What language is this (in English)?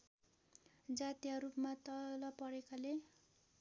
Nepali